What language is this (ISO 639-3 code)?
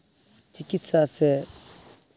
sat